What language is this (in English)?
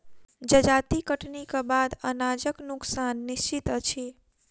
Maithili